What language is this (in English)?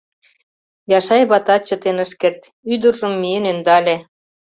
Mari